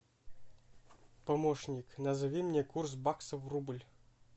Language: Russian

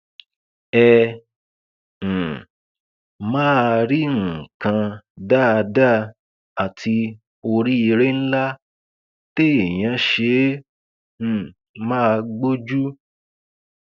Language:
Yoruba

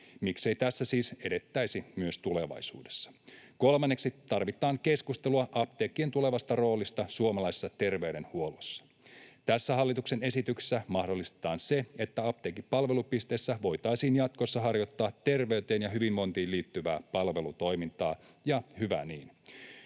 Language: Finnish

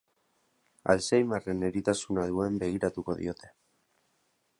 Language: Basque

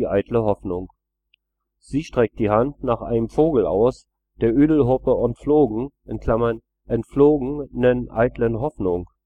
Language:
German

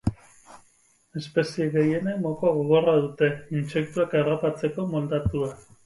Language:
Basque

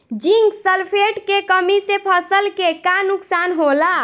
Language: Bhojpuri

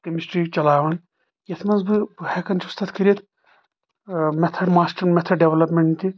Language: Kashmiri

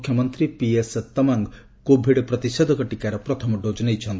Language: Odia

